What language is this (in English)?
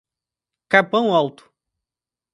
Portuguese